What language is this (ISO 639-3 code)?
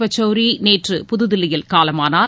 tam